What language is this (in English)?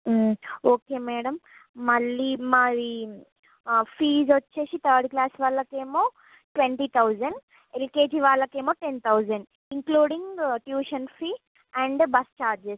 Telugu